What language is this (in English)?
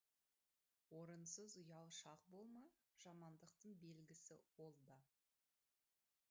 Kazakh